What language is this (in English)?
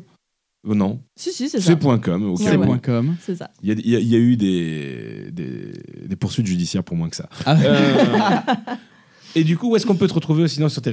French